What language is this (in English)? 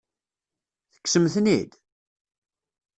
Kabyle